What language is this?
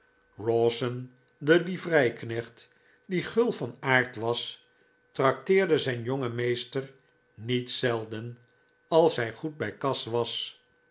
Dutch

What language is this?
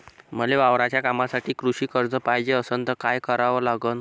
Marathi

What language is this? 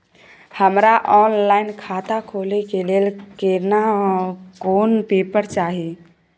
Maithili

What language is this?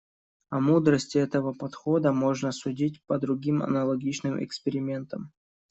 Russian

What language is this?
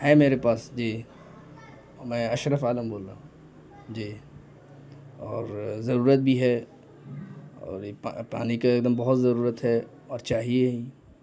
Urdu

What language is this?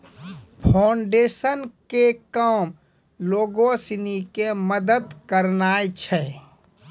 Maithili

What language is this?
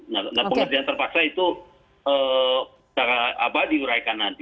Indonesian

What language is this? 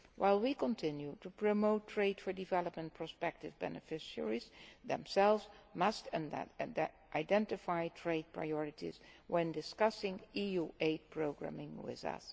English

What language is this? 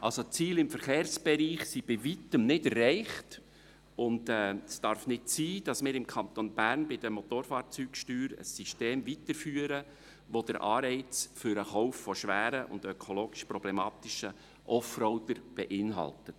Swiss German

